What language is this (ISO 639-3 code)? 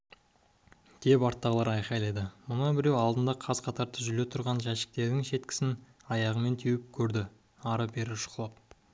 kaz